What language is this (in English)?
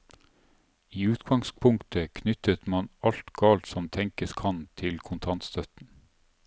Norwegian